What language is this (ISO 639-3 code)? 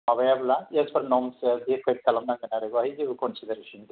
brx